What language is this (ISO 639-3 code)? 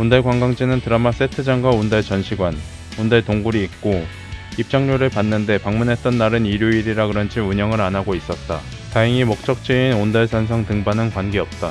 kor